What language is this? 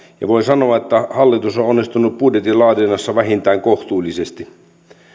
Finnish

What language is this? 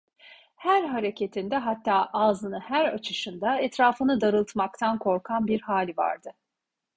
Turkish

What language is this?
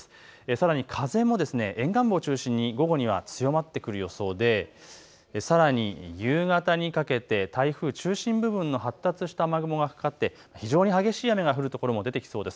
Japanese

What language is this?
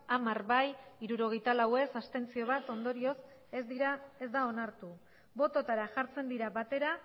Basque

